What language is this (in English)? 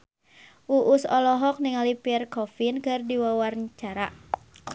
Sundanese